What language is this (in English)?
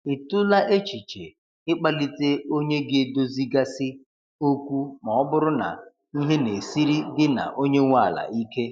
Igbo